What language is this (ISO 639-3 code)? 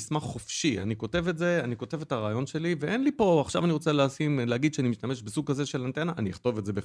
heb